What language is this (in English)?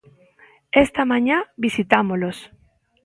Galician